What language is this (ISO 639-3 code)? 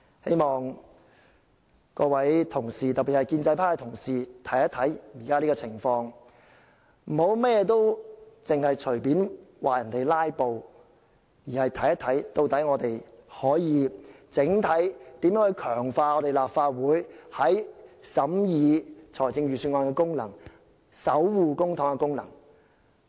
yue